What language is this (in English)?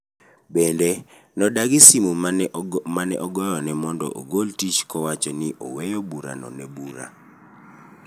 Luo (Kenya and Tanzania)